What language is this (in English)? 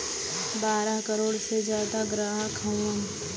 Bhojpuri